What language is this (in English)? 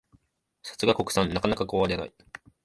Japanese